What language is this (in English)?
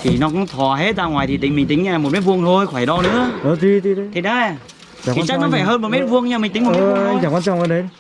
Vietnamese